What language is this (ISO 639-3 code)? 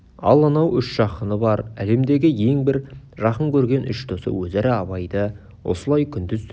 kaz